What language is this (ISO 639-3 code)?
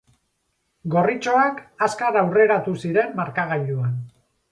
eus